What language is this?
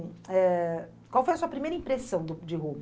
Portuguese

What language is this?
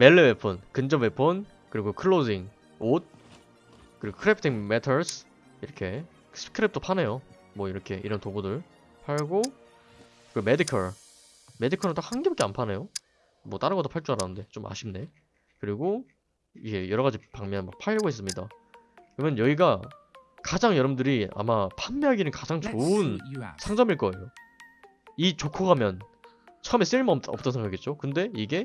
Korean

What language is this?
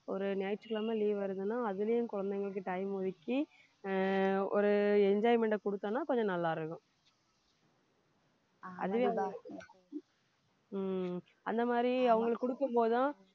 Tamil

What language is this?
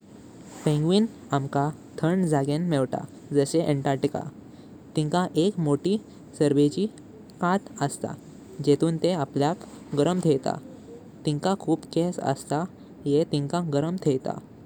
Konkani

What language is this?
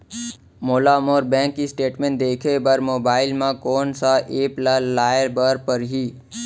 Chhattisgarhi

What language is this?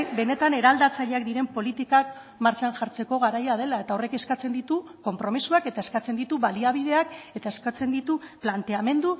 Basque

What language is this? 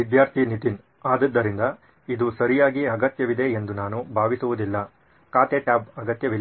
Kannada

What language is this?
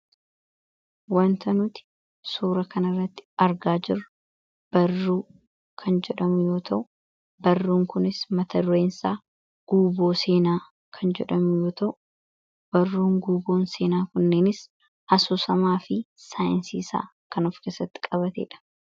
Oromo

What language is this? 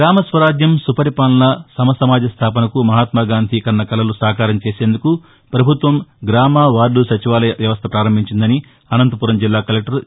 Telugu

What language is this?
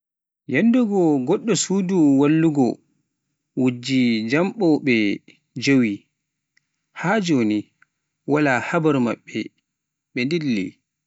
Pular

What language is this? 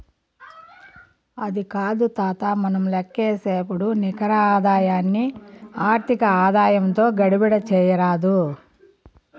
Telugu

